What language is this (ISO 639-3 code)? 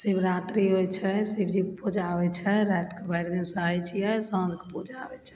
mai